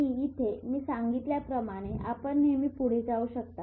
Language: Marathi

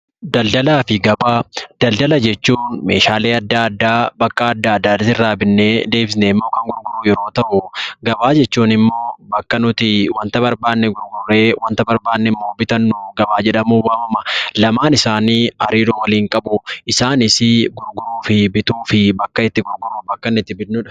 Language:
Oromo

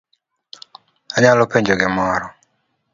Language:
Luo (Kenya and Tanzania)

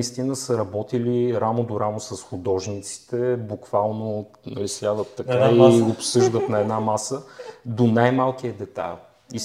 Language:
Bulgarian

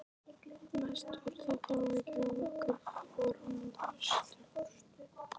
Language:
Icelandic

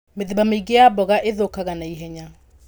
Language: Kikuyu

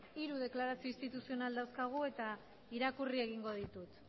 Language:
Basque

